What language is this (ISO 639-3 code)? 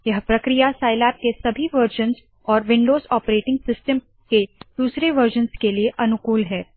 hin